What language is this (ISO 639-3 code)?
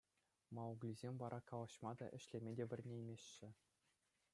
chv